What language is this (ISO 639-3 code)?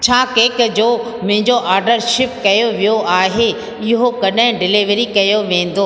snd